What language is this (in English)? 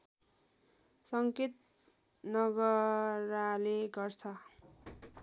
Nepali